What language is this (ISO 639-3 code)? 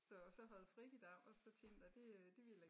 dan